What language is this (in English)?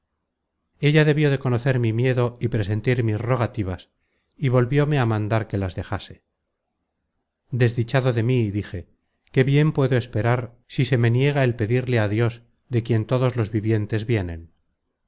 Spanish